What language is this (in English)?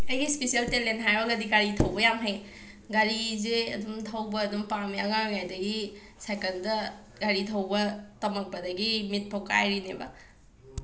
Manipuri